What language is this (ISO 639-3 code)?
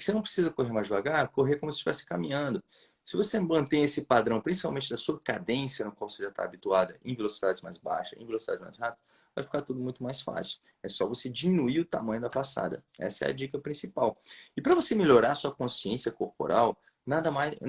por